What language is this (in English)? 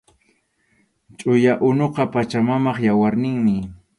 Arequipa-La Unión Quechua